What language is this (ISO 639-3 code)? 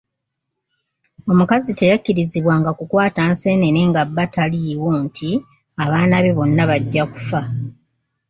lug